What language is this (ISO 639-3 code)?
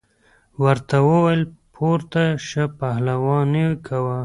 pus